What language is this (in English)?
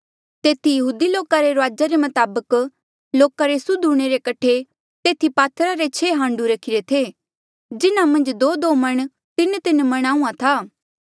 Mandeali